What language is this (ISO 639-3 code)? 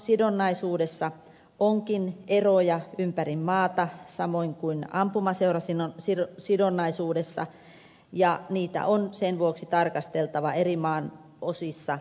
fin